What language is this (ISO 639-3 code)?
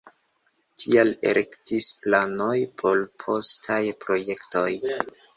epo